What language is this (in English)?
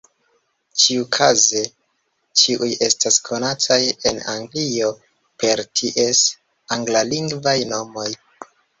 Esperanto